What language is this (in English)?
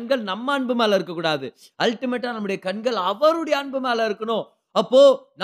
Tamil